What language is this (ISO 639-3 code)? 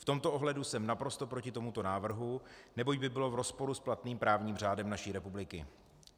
ces